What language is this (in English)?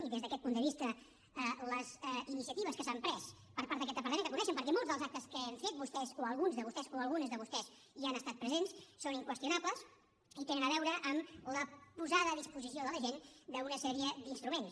Catalan